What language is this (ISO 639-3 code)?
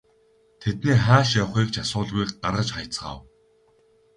mon